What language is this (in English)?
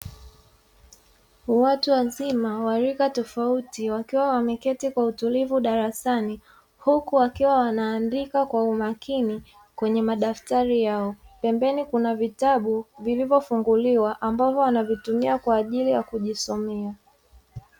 Swahili